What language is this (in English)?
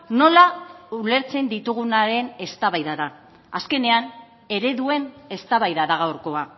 Basque